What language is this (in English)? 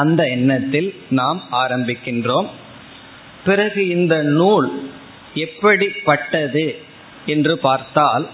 Tamil